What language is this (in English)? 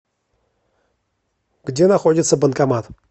Russian